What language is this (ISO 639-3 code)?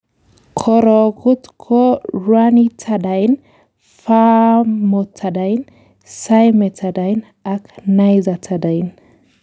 kln